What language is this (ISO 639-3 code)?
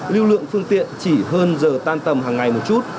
vie